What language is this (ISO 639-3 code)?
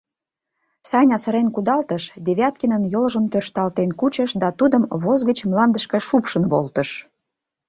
chm